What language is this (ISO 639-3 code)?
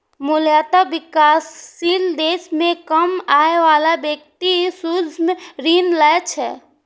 mai